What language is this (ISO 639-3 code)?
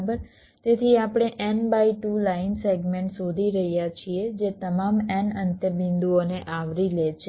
guj